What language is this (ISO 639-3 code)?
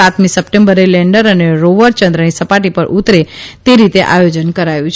guj